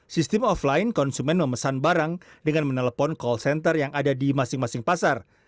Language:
Indonesian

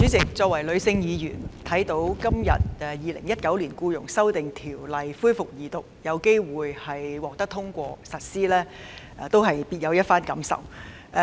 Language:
Cantonese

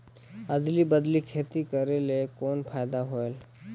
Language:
Chhattisgarhi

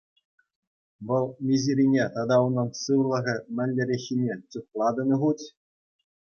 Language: Chuvash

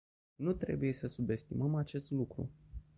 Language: Romanian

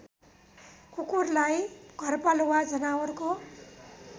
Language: Nepali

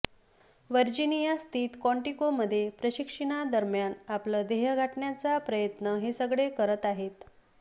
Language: Marathi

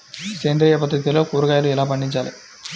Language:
Telugu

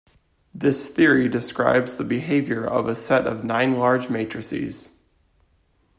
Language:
English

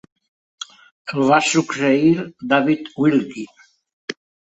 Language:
Catalan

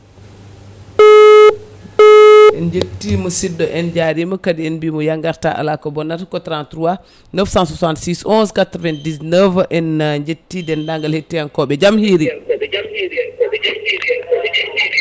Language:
Fula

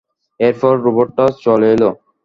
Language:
Bangla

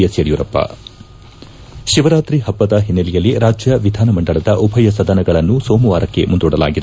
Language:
Kannada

